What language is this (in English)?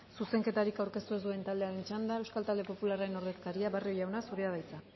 Basque